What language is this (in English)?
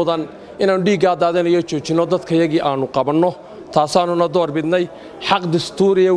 Arabic